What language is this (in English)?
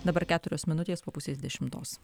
Lithuanian